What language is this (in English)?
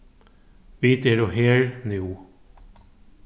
Faroese